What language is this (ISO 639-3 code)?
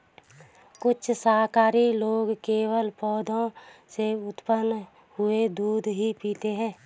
hin